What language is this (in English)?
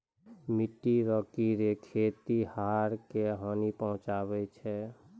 Maithili